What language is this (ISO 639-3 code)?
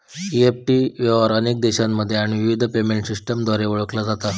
mar